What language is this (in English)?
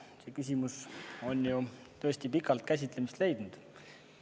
Estonian